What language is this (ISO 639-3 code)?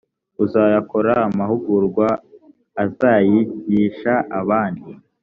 kin